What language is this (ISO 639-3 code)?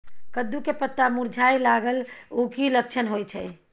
mai